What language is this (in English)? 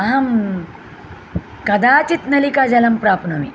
Sanskrit